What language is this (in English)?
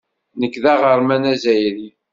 Kabyle